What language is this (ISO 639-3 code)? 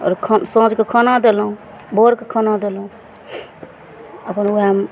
mai